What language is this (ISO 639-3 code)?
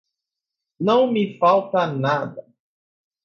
por